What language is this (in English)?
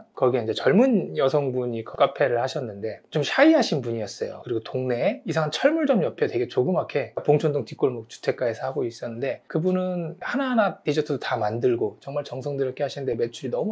Korean